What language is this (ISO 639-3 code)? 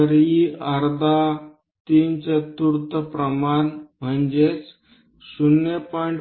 mar